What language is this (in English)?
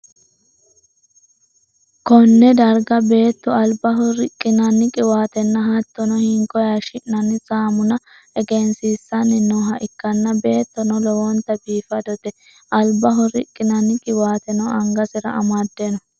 Sidamo